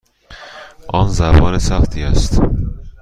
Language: Persian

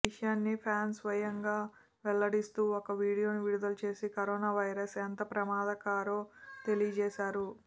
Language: Telugu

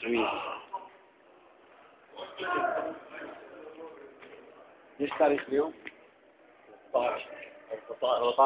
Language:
Arabic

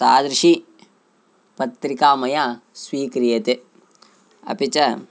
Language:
Sanskrit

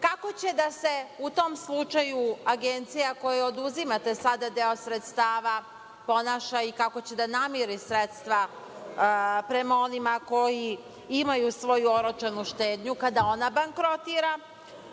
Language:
Serbian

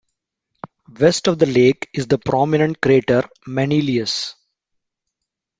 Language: English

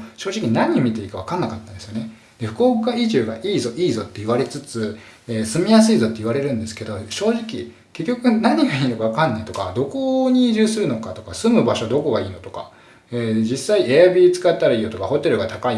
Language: Japanese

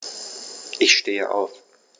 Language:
German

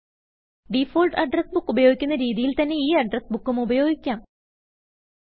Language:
Malayalam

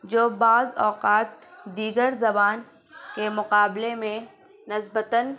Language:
Urdu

